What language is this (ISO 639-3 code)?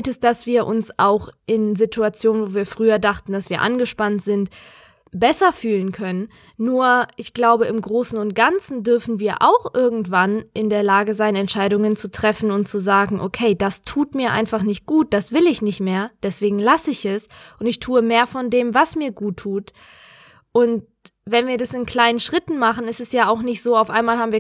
deu